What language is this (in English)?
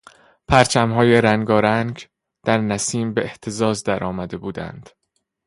Persian